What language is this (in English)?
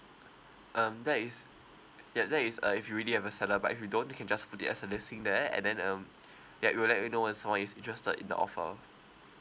English